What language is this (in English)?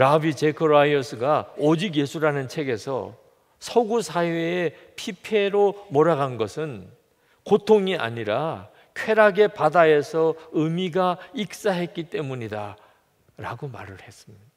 Korean